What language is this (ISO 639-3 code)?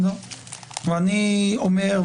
heb